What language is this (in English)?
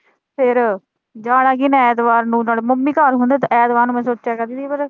Punjabi